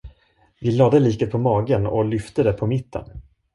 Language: Swedish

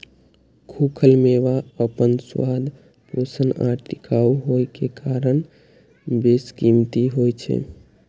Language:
Maithili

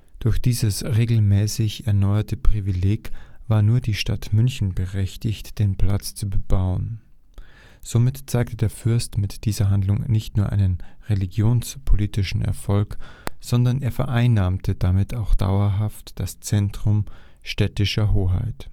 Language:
German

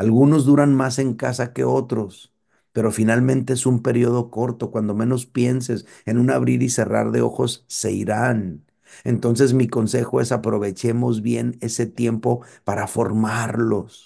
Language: Spanish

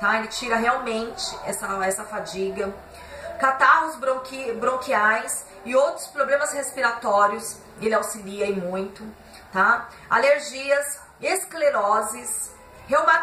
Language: Portuguese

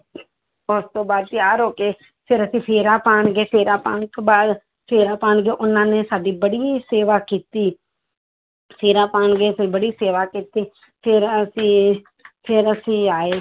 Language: Punjabi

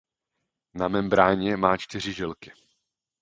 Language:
Czech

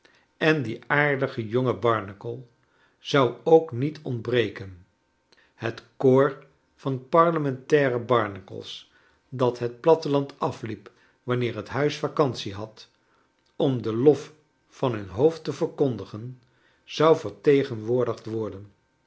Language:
Dutch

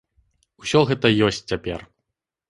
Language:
Belarusian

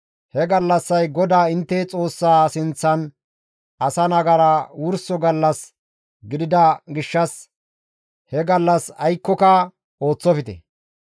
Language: Gamo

